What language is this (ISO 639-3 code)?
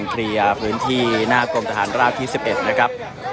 tha